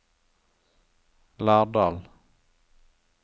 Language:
Norwegian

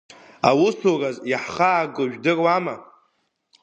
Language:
Abkhazian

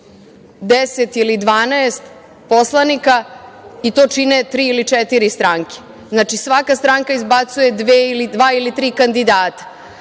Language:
Serbian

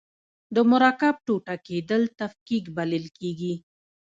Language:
Pashto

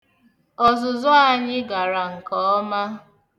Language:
Igbo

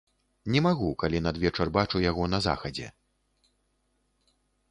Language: Belarusian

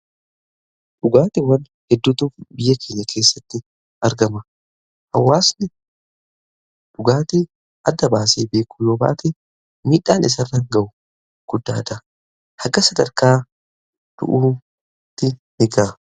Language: Oromo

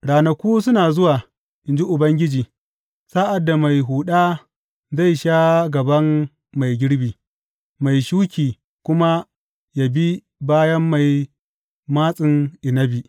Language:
Hausa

